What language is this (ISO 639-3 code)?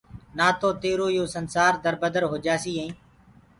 ggg